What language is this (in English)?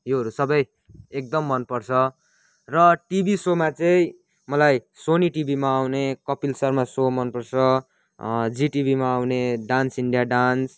Nepali